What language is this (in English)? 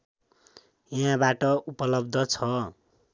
Nepali